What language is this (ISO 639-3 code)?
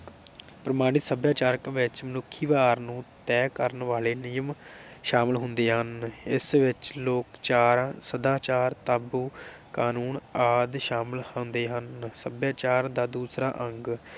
pan